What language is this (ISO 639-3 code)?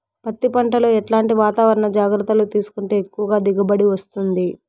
tel